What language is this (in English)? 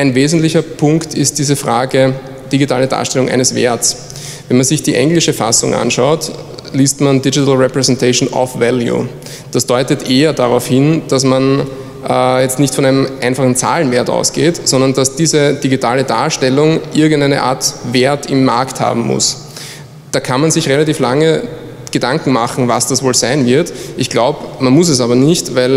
German